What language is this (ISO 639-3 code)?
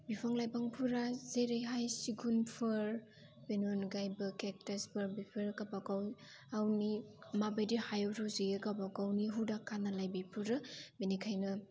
brx